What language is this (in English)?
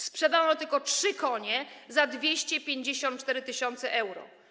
Polish